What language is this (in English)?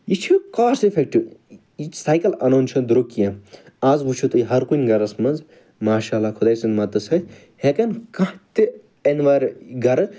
Kashmiri